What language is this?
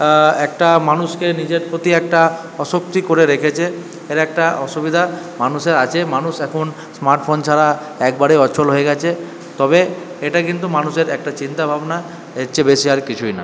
Bangla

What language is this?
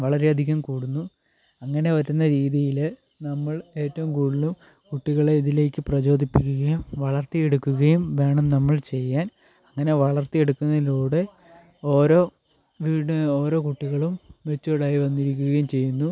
Malayalam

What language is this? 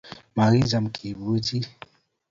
Kalenjin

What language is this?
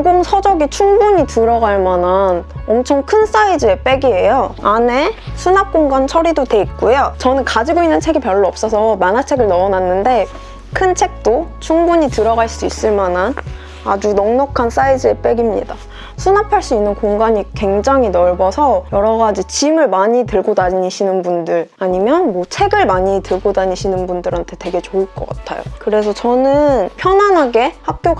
Korean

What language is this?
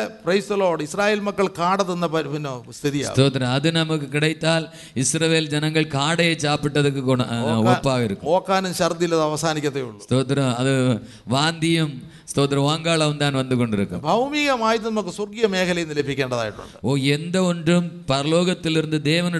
Malayalam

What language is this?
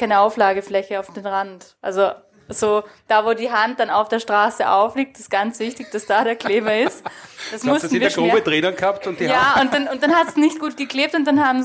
German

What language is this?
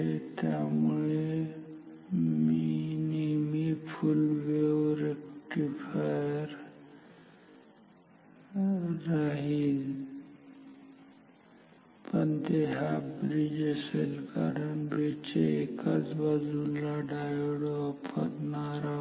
Marathi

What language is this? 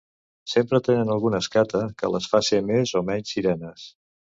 Catalan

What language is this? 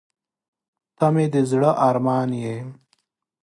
Pashto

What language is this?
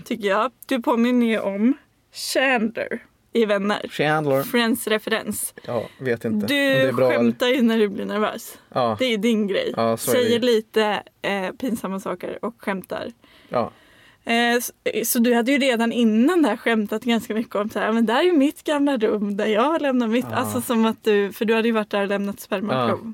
Swedish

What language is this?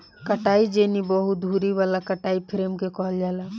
Bhojpuri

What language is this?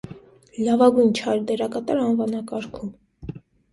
Armenian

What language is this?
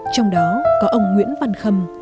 Vietnamese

